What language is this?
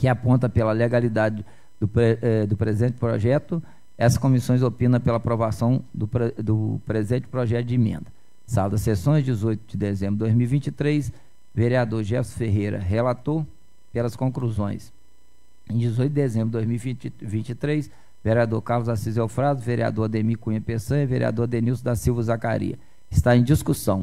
Portuguese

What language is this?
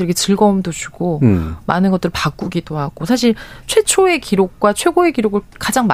Korean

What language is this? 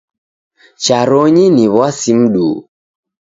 Taita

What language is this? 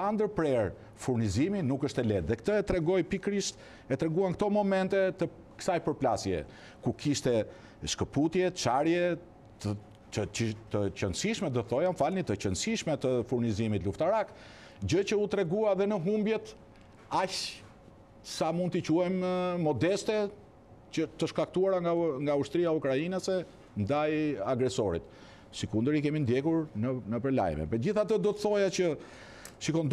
Romanian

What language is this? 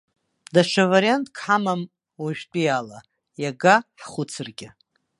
Abkhazian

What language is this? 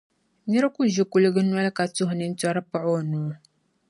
Dagbani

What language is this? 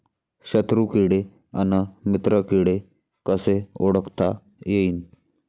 Marathi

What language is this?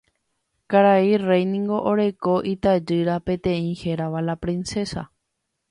Guarani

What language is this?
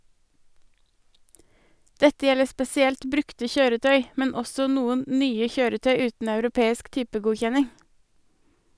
Norwegian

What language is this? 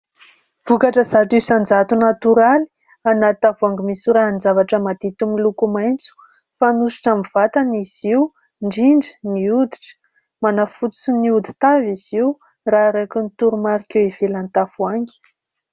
Malagasy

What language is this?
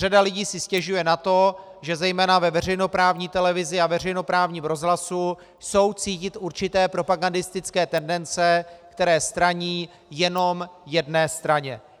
Czech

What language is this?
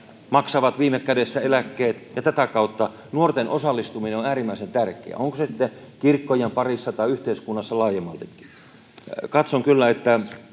Finnish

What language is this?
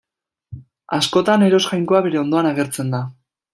Basque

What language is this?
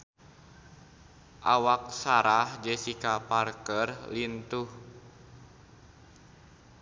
Sundanese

